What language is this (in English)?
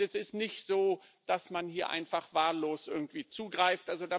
German